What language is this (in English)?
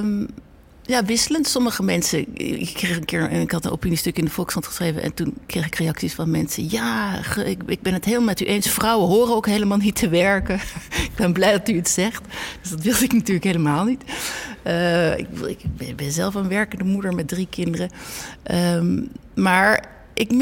Dutch